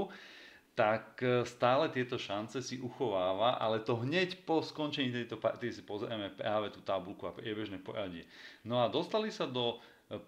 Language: Slovak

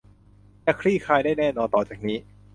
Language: Thai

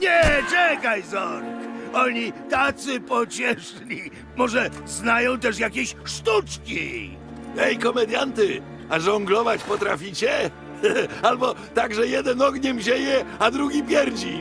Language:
Polish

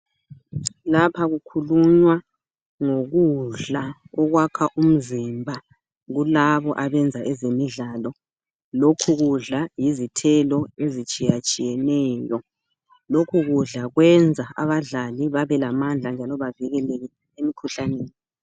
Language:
North Ndebele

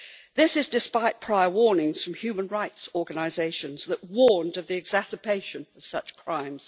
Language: English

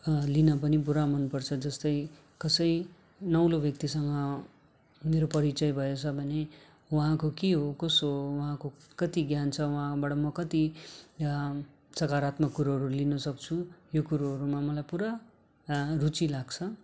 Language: Nepali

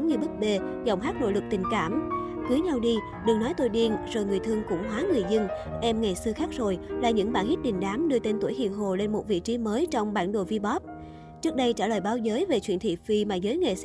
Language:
Vietnamese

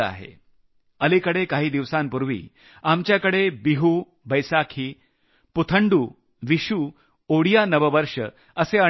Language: Marathi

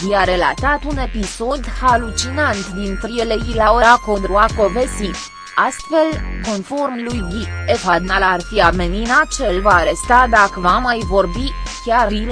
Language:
Romanian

